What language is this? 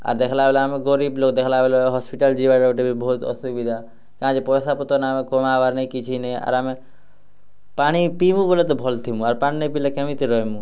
Odia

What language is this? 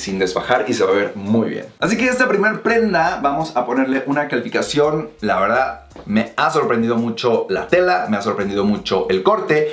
Spanish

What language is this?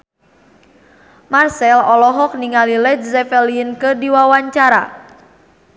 Sundanese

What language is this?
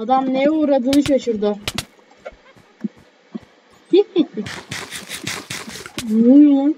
Turkish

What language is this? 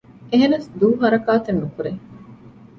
Divehi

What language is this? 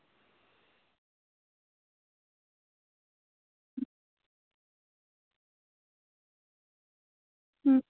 Dogri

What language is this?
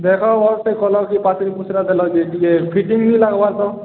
Odia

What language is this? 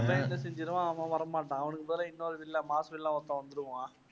Tamil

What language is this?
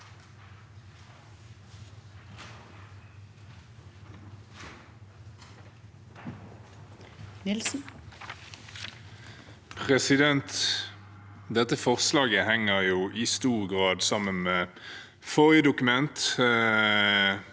Norwegian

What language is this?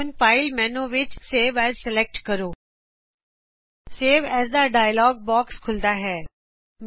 Punjabi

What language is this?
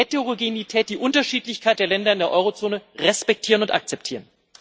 German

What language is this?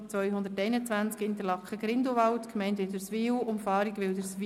Swiss German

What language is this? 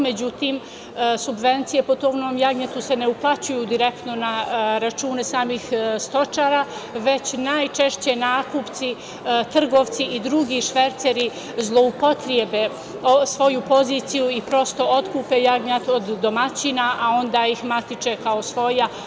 Serbian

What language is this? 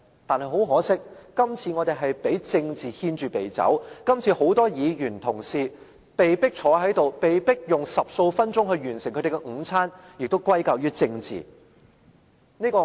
Cantonese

